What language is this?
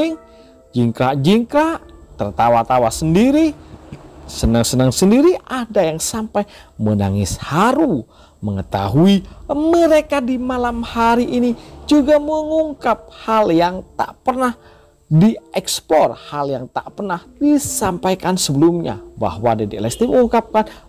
Indonesian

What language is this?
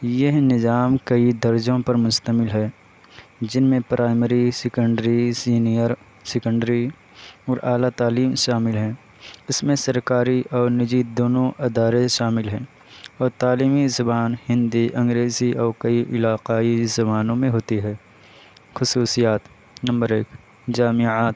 Urdu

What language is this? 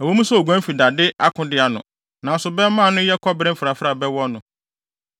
Akan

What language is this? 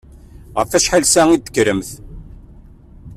Kabyle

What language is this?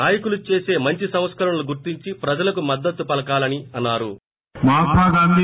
Telugu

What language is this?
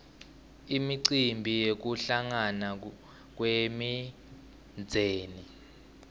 Swati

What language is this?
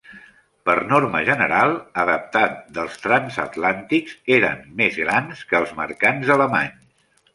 Catalan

